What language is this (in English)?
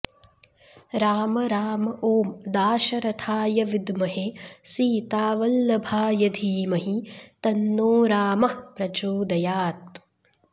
Sanskrit